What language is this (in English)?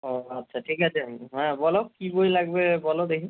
Bangla